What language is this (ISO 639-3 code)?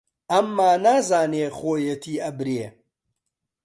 ckb